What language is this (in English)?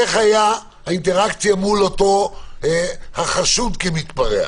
Hebrew